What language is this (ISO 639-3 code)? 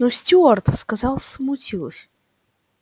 rus